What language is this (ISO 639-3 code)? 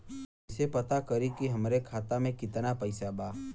bho